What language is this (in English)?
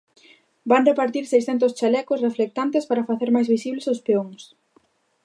Galician